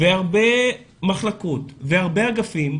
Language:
Hebrew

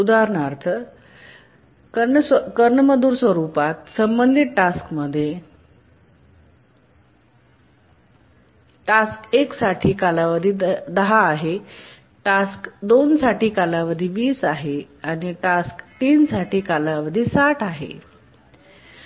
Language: Marathi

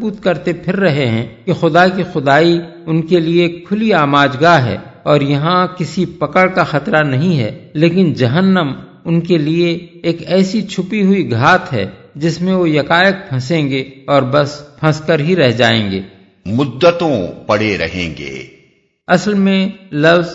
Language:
Urdu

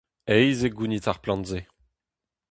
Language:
Breton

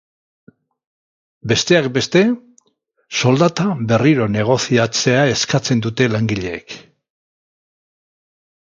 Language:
Basque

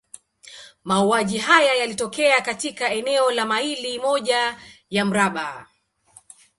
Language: Swahili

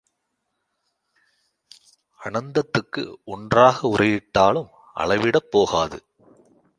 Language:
Tamil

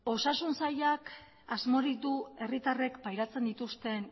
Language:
Basque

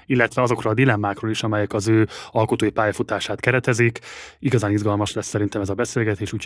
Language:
Hungarian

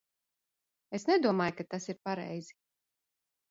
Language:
Latvian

